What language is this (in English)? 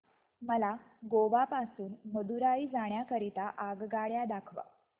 Marathi